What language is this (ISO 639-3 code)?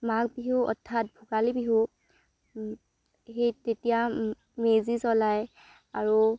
asm